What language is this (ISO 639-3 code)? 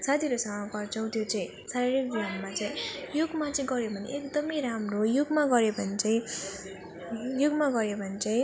nep